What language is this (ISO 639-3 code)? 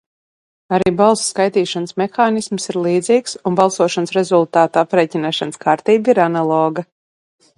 lav